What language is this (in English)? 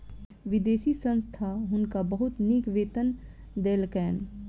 Maithili